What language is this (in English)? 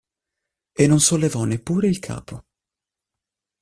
Italian